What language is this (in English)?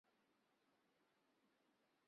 Chinese